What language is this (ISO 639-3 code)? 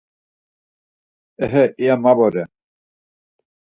lzz